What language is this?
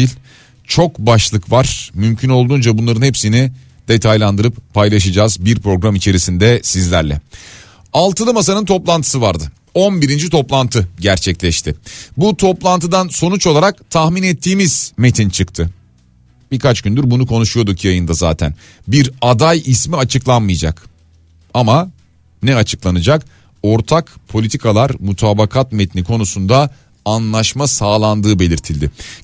Turkish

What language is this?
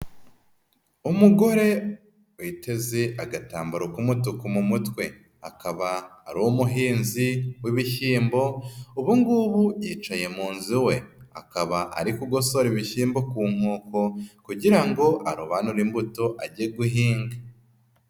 Kinyarwanda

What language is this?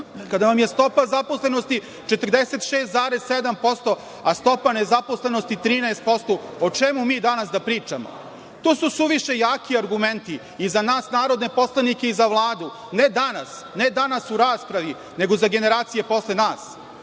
Serbian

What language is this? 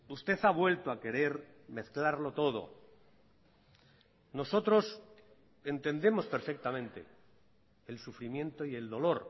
Spanish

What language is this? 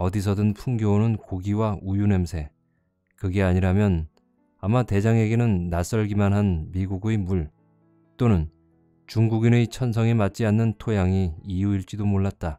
Korean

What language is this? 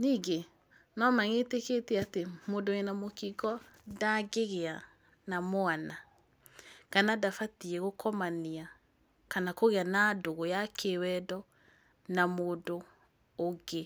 Kikuyu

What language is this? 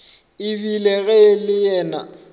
Northern Sotho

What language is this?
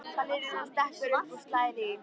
Icelandic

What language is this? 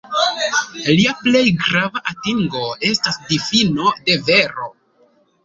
Esperanto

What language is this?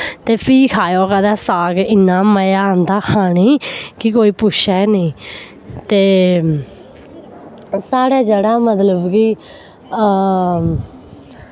Dogri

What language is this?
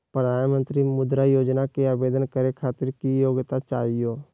Magahi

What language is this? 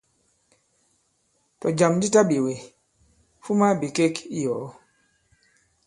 Bankon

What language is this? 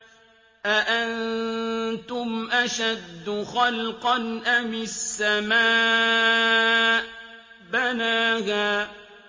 Arabic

